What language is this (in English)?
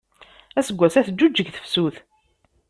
Kabyle